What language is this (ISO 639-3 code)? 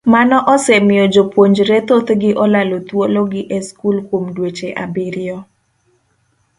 luo